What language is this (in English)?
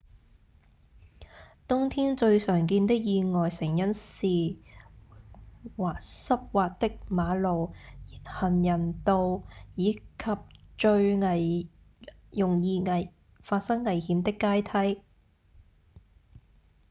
Cantonese